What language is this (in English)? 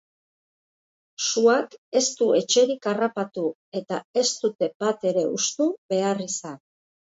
Basque